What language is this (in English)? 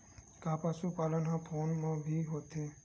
Chhattisgarhi